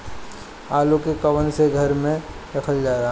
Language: Bhojpuri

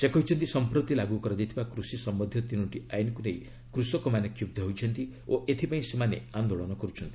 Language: Odia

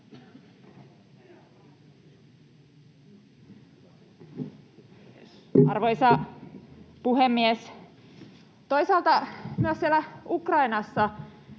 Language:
Finnish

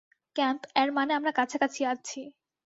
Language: Bangla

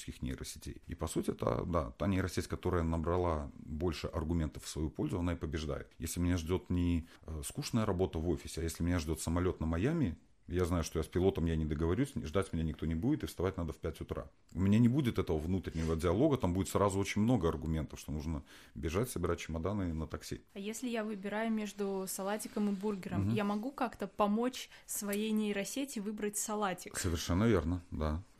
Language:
Russian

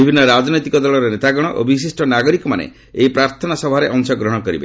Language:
Odia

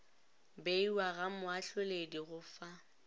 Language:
Northern Sotho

